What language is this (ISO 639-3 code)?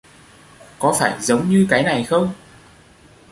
vie